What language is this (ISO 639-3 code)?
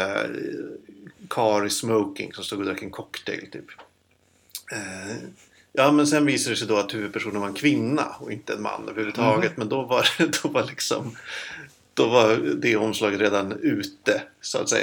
swe